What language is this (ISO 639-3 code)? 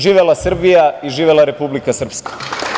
srp